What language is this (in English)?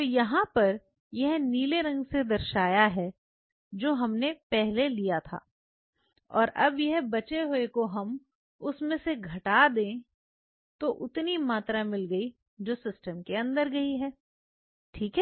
Hindi